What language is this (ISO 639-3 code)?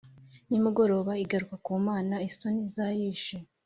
kin